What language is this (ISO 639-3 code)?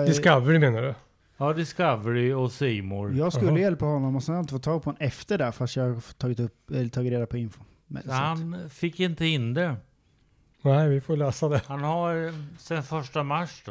swe